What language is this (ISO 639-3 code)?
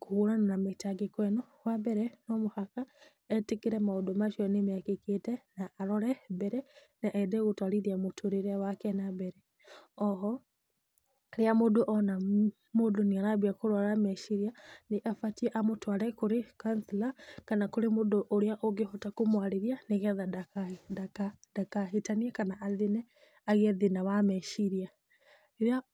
kik